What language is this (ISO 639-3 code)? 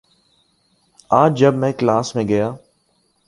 urd